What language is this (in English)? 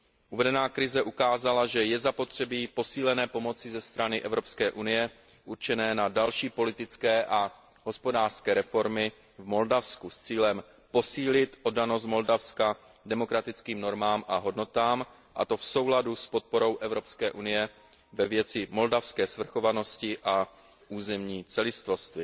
Czech